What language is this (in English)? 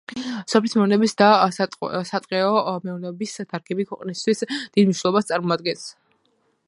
Georgian